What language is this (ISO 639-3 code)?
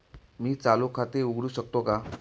mar